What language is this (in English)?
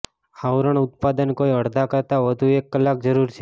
Gujarati